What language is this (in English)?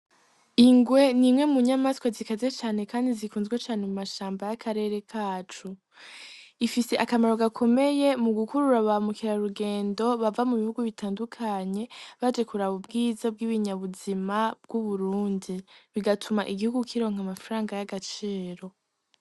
Rundi